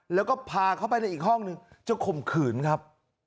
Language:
Thai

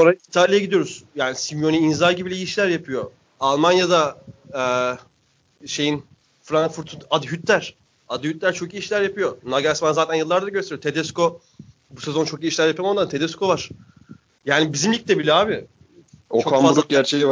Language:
Turkish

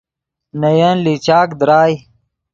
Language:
Yidgha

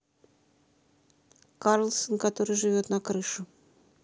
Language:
Russian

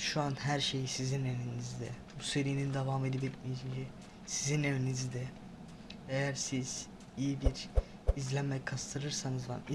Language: Turkish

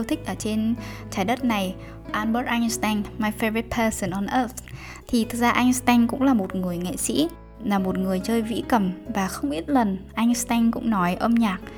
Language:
Vietnamese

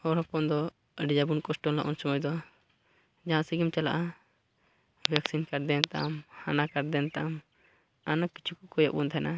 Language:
Santali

